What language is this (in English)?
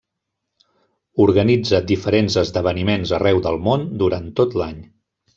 Catalan